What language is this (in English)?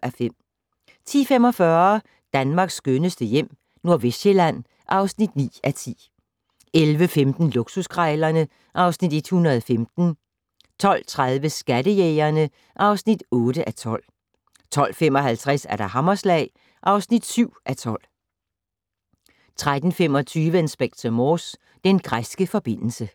Danish